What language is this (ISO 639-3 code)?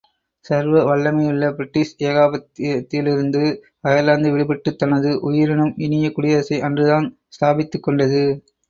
tam